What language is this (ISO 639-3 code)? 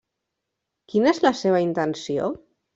cat